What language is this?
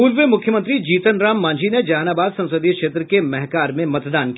Hindi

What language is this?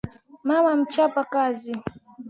Swahili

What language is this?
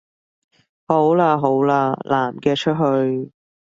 Cantonese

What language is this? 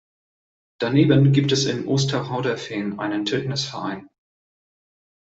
German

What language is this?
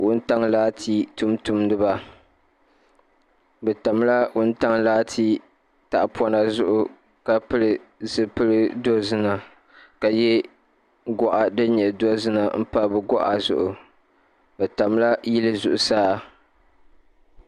Dagbani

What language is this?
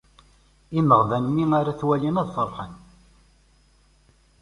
Kabyle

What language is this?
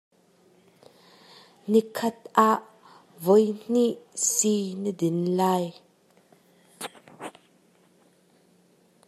Hakha Chin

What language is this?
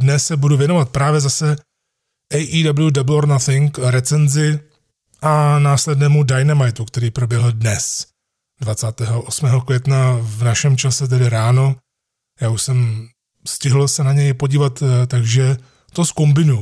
Czech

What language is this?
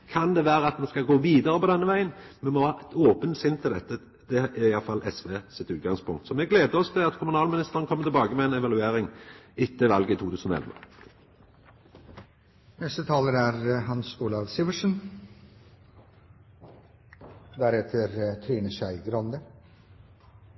Norwegian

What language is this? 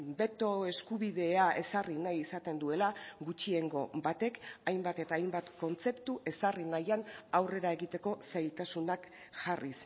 Basque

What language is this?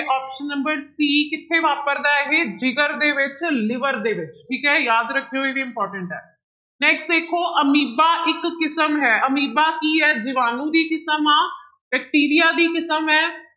Punjabi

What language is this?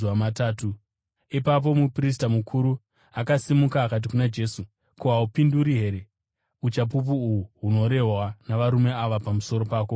Shona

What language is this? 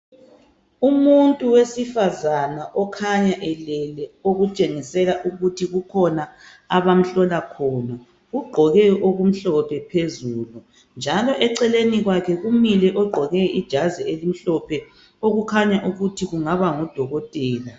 North Ndebele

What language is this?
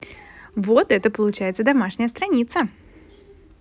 Russian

